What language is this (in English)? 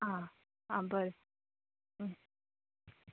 Konkani